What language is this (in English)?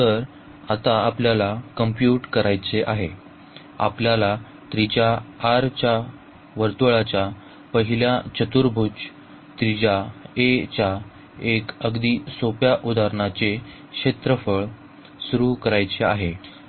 Marathi